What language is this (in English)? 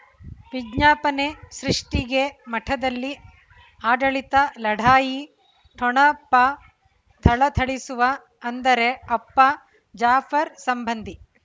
Kannada